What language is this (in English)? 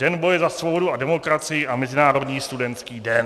Czech